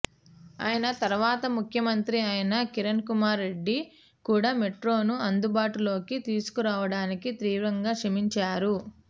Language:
Telugu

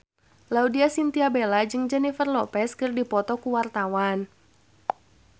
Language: Sundanese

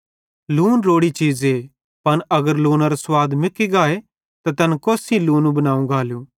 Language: Bhadrawahi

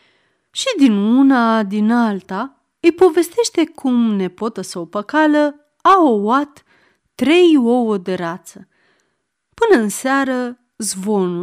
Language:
Romanian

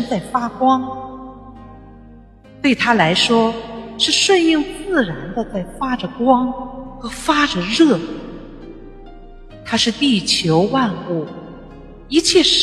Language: Chinese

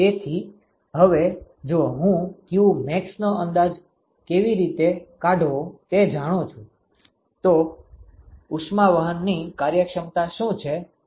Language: Gujarati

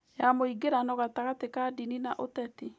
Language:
Kikuyu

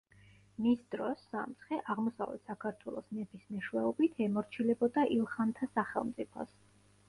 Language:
Georgian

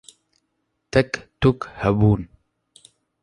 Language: Kurdish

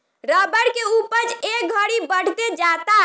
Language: Bhojpuri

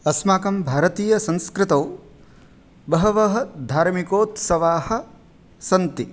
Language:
Sanskrit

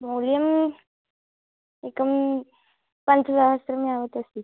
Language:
Sanskrit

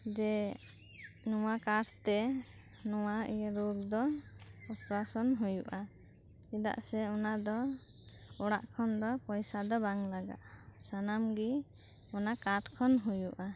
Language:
Santali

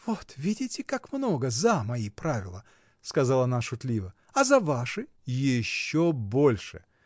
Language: Russian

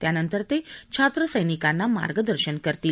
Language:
Marathi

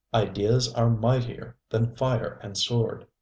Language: English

